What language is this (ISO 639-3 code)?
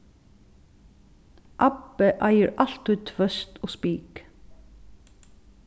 fao